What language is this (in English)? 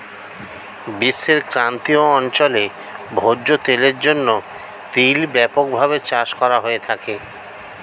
Bangla